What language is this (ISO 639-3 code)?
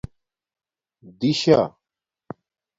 dmk